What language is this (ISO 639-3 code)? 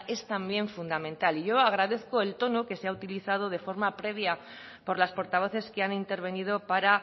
spa